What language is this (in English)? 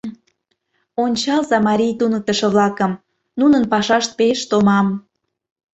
Mari